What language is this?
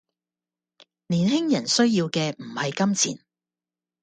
Cantonese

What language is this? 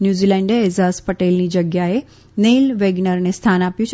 Gujarati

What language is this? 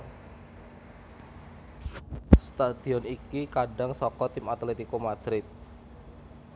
Javanese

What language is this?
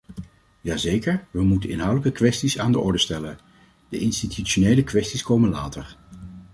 Dutch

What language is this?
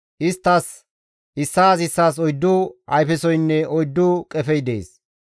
Gamo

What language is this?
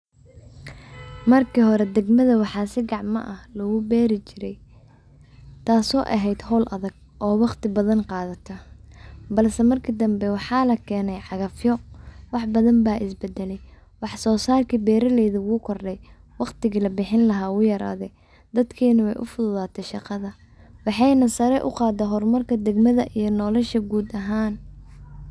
Somali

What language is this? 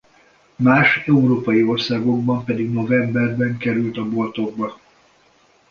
Hungarian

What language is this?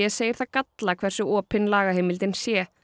Icelandic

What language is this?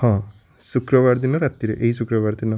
Odia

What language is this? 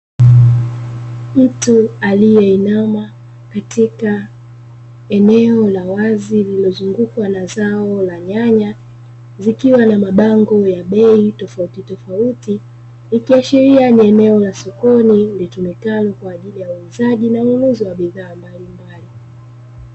Swahili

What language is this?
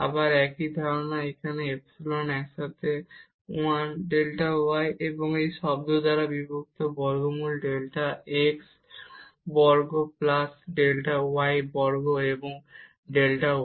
Bangla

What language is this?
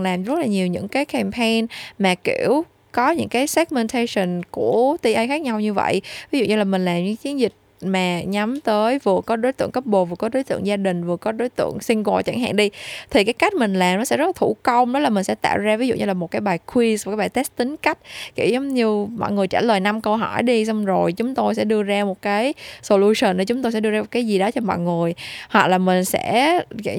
Vietnamese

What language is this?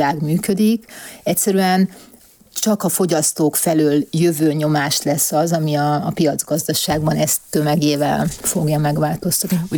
Hungarian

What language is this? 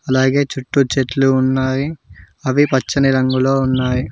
Telugu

